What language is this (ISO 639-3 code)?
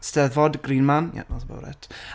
cym